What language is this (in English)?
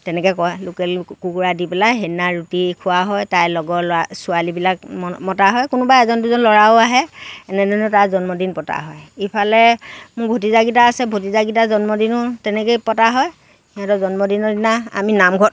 Assamese